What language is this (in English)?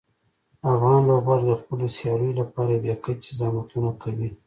Pashto